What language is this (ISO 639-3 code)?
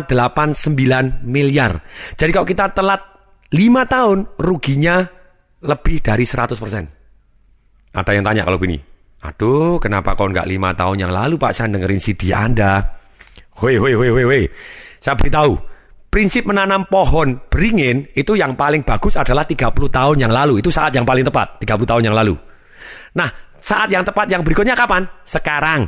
ind